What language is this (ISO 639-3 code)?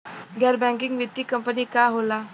bho